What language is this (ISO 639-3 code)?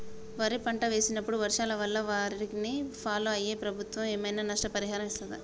tel